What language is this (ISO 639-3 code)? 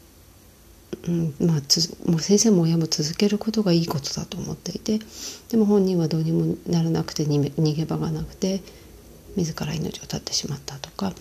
jpn